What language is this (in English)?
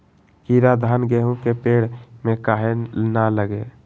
Magahi